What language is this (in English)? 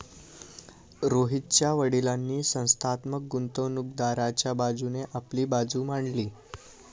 Marathi